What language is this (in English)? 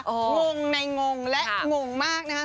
Thai